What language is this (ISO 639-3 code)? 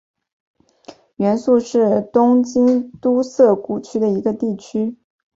zho